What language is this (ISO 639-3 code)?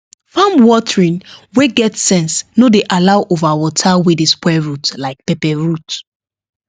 pcm